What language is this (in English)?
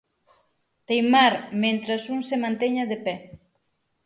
Galician